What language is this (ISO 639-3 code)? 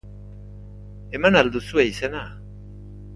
eus